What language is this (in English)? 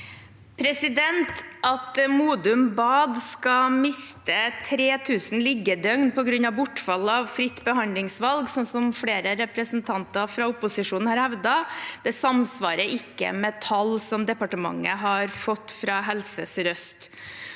Norwegian